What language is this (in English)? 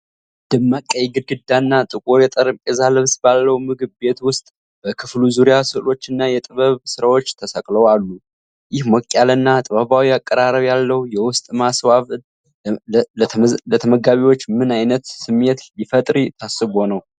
Amharic